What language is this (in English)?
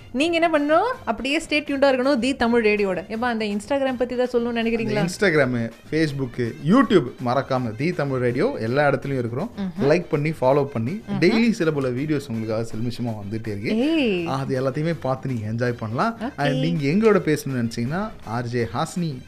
Tamil